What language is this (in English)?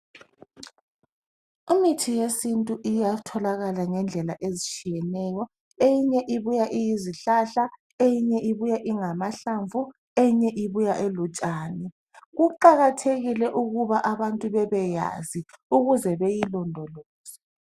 North Ndebele